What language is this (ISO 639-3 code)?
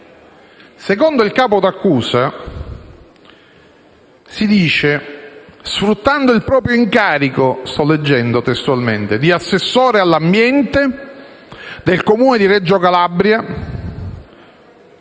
ita